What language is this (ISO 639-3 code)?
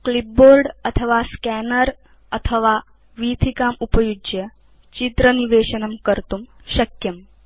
san